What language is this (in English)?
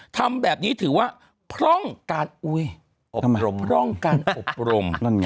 Thai